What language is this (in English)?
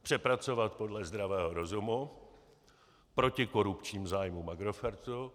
Czech